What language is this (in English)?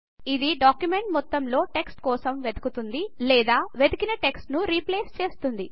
Telugu